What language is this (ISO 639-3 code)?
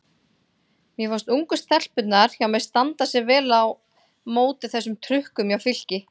isl